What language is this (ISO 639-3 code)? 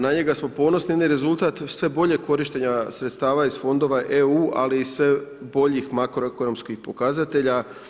hrv